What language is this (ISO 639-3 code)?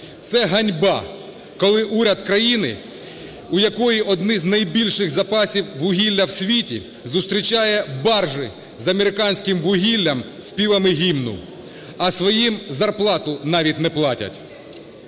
ukr